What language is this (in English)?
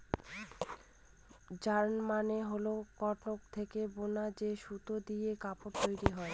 Bangla